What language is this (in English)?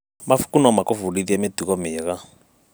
Kikuyu